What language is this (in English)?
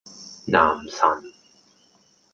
Cantonese